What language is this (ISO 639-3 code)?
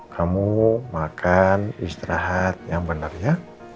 ind